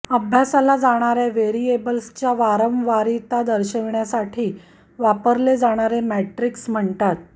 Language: Marathi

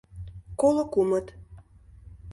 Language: Mari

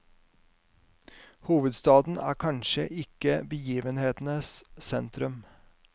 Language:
Norwegian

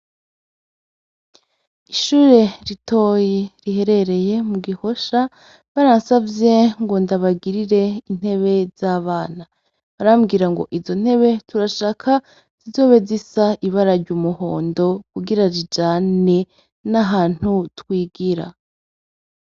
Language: Rundi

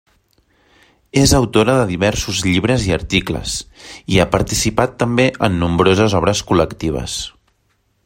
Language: Catalan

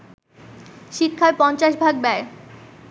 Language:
Bangla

